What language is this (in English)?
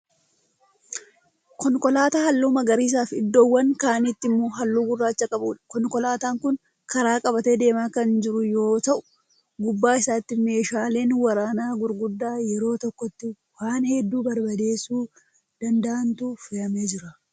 Oromo